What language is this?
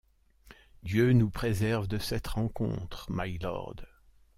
French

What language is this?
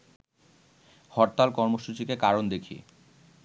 Bangla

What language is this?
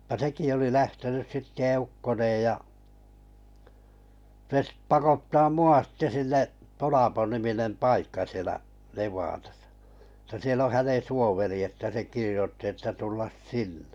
Finnish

